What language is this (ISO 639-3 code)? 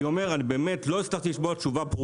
heb